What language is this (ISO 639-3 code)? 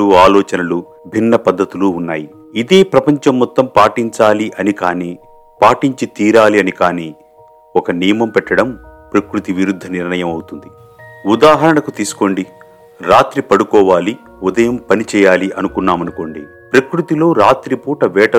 tel